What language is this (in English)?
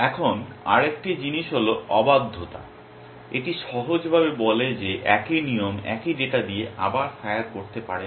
Bangla